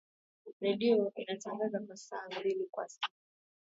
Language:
Swahili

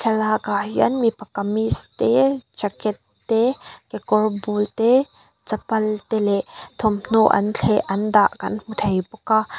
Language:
Mizo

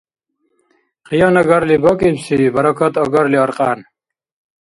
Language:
Dargwa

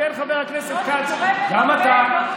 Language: Hebrew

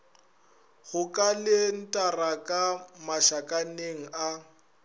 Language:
Northern Sotho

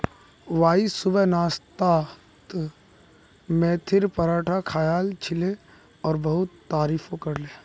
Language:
Magahi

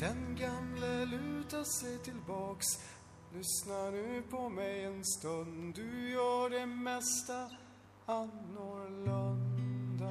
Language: Swedish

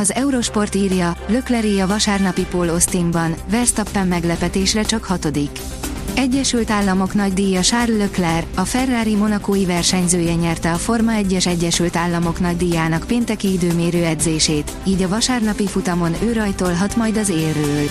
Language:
Hungarian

